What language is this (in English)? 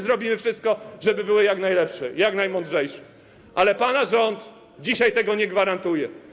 Polish